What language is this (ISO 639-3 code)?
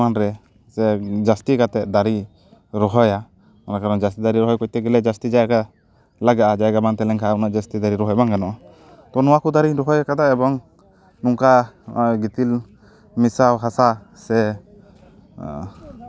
sat